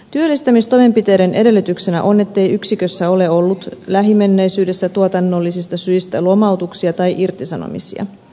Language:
Finnish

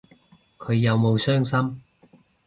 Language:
Cantonese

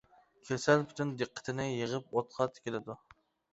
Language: Uyghur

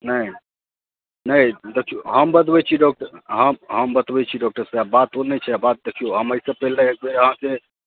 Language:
Maithili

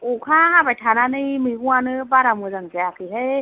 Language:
Bodo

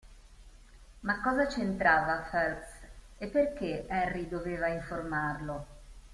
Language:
Italian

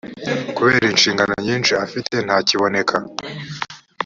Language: Kinyarwanda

